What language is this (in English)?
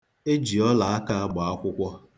Igbo